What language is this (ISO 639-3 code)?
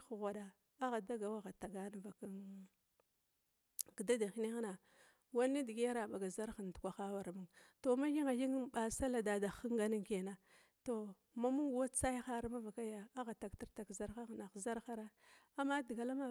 glw